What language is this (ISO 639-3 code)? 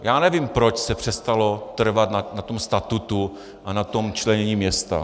ces